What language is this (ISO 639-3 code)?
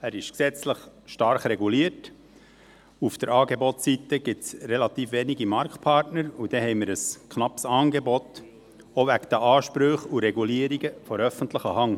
gsw